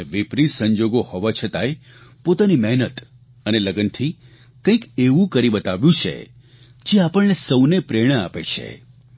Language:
Gujarati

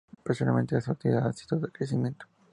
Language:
Spanish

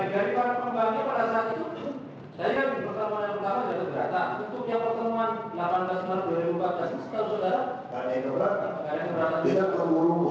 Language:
Indonesian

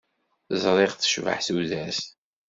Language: Kabyle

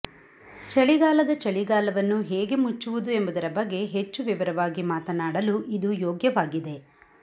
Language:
Kannada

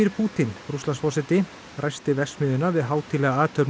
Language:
Icelandic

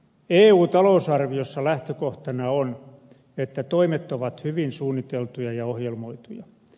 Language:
Finnish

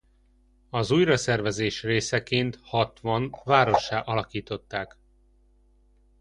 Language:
Hungarian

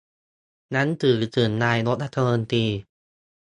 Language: Thai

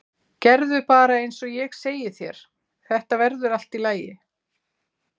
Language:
Icelandic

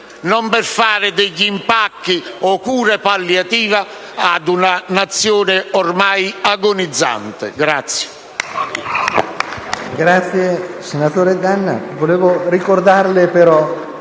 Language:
Italian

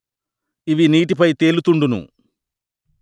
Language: Telugu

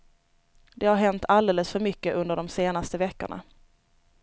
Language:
Swedish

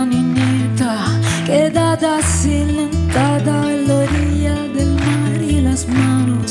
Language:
Romanian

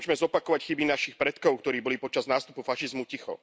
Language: Slovak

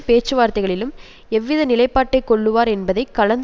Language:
Tamil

